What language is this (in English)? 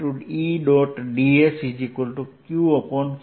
Gujarati